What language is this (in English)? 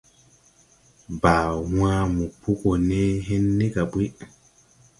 Tupuri